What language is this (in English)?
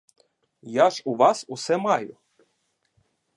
Ukrainian